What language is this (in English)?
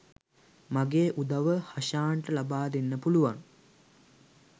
Sinhala